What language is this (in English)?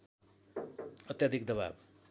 Nepali